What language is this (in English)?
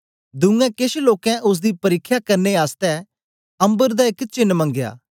Dogri